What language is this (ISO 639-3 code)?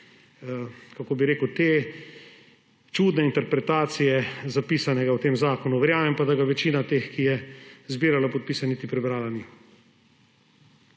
slv